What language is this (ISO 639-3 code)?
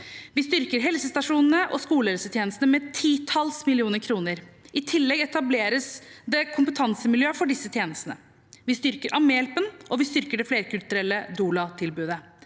nor